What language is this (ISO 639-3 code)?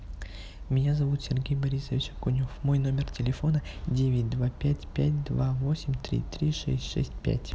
rus